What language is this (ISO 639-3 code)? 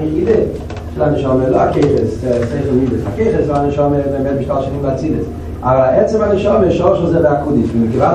heb